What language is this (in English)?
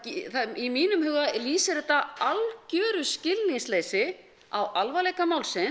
Icelandic